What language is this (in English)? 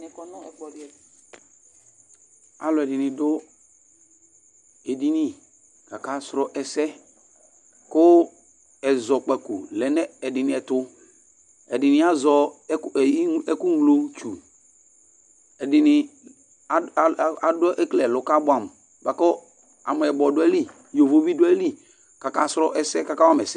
Ikposo